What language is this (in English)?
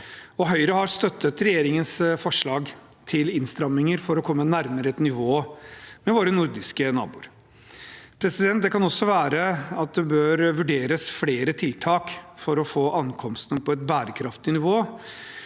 Norwegian